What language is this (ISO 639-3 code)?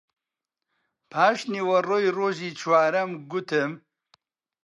ckb